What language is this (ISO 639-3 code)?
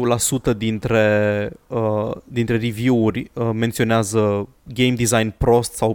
ron